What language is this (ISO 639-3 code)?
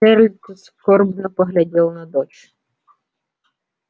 rus